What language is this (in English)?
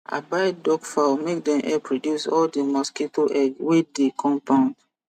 Nigerian Pidgin